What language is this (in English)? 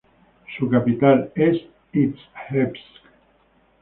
Spanish